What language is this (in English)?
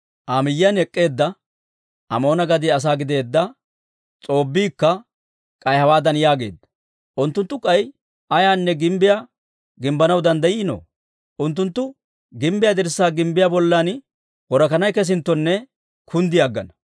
Dawro